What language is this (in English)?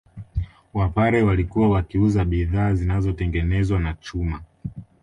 Swahili